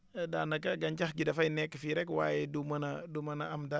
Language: Wolof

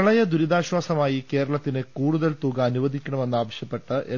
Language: Malayalam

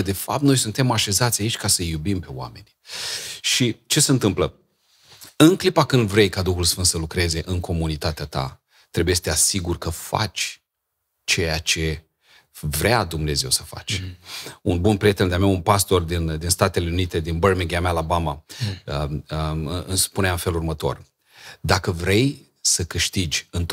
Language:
Romanian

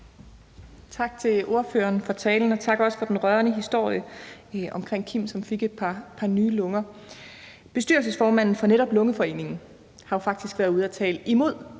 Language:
Danish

